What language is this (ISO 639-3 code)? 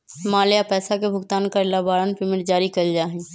mag